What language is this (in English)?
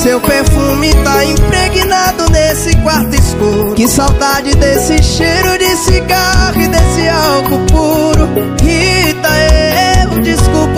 Portuguese